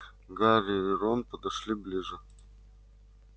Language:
Russian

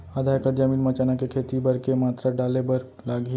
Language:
Chhattisgarhi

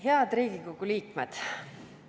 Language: Estonian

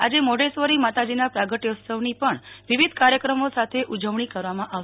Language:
Gujarati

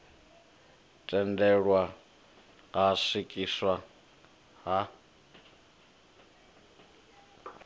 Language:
Venda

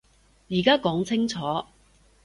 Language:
Cantonese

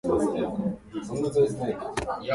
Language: Japanese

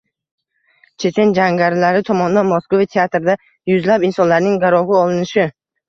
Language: Uzbek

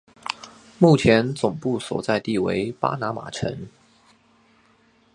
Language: Chinese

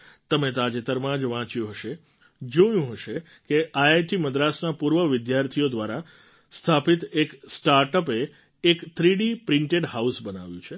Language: Gujarati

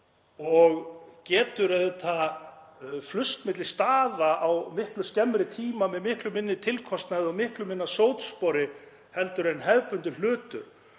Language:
Icelandic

